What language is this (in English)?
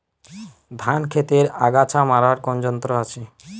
Bangla